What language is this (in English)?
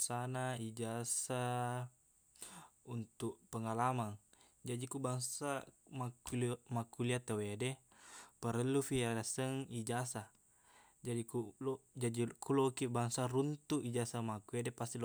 Buginese